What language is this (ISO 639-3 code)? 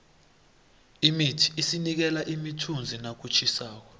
nbl